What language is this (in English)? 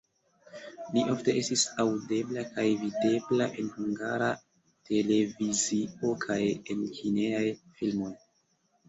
Esperanto